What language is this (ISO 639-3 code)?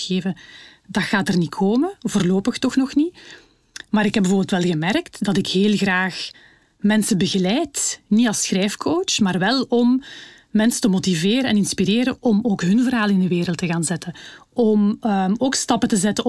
nld